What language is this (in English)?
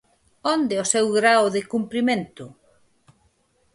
Galician